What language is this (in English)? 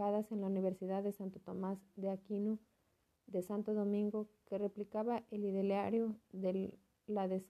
Spanish